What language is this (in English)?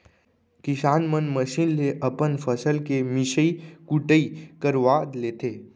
Chhattisgarhi